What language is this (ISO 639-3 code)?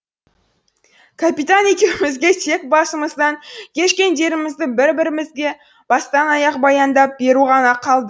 kaz